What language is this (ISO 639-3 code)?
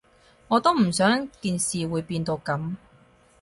yue